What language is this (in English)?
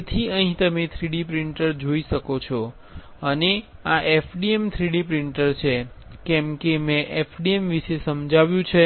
Gujarati